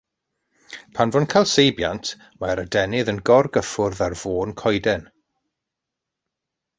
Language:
Welsh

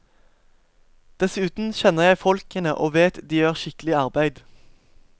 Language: Norwegian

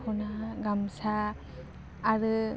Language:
Bodo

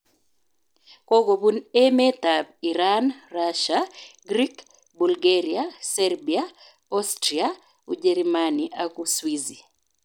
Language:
Kalenjin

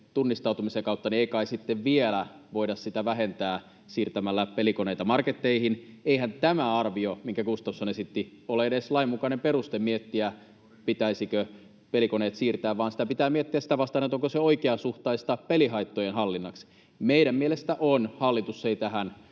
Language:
Finnish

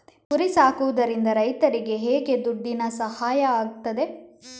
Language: Kannada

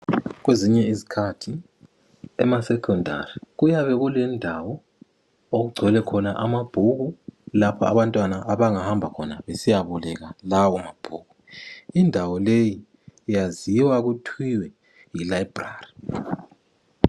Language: North Ndebele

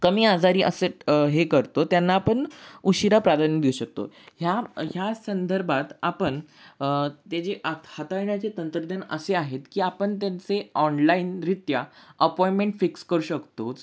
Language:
Marathi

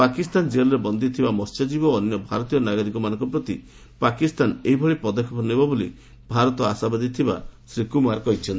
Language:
Odia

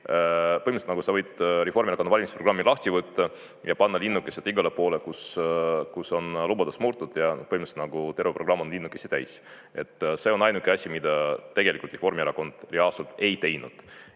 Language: Estonian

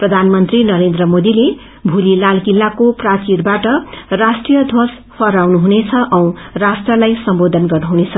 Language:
Nepali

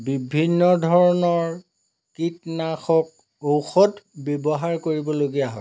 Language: Assamese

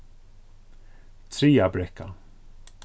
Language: Faroese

